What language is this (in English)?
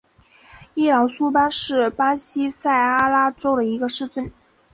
Chinese